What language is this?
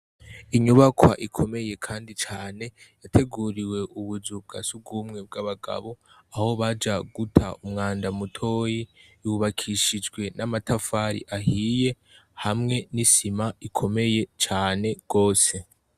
Rundi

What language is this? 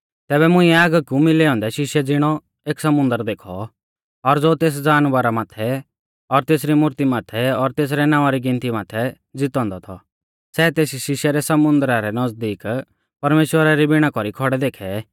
Mahasu Pahari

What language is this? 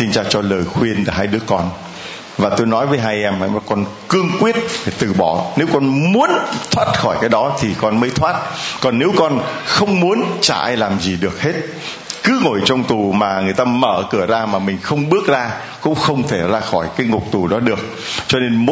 Vietnamese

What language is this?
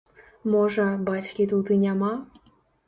Belarusian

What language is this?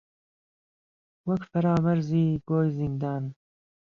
Central Kurdish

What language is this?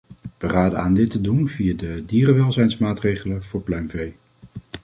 Dutch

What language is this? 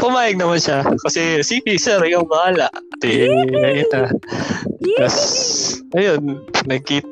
Filipino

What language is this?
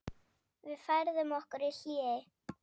Icelandic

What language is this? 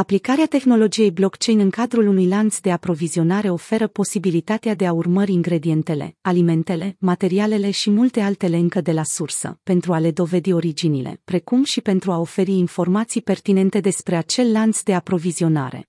Romanian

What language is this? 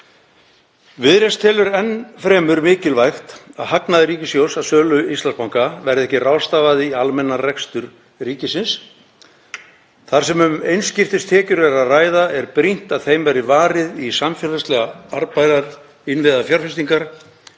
Icelandic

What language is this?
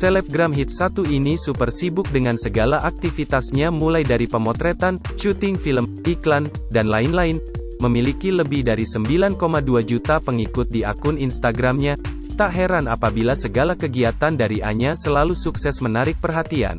Indonesian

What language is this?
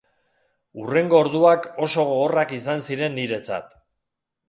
Basque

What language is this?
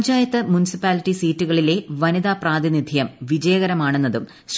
Malayalam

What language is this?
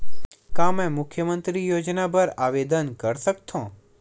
Chhattisgarhi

